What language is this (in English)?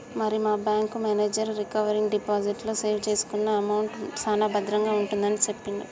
Telugu